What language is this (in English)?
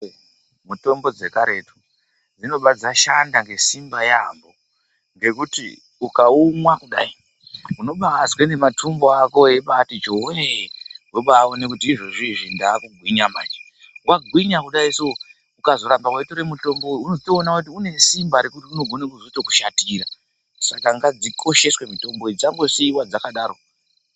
Ndau